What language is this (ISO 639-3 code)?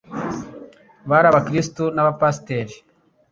kin